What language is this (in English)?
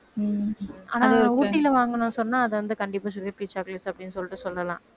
Tamil